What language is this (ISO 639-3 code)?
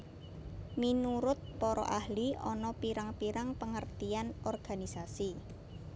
jav